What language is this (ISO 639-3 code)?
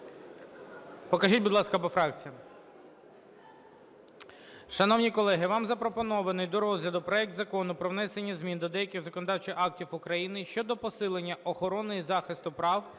ukr